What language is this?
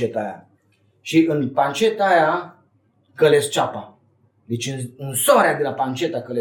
Romanian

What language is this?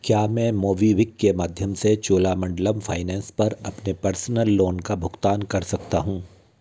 Hindi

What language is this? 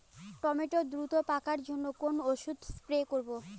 Bangla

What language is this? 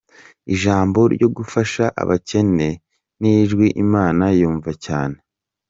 Kinyarwanda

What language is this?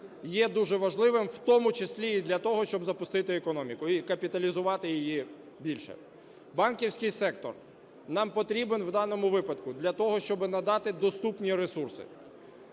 Ukrainian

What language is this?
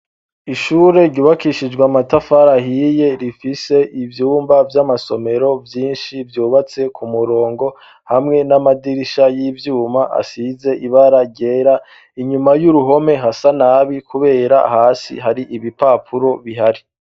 Rundi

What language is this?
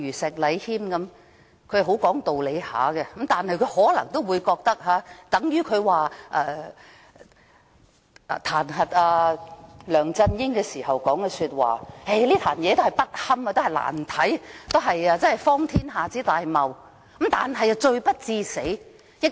Cantonese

